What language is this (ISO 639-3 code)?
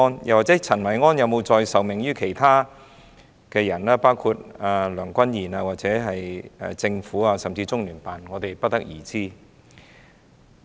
yue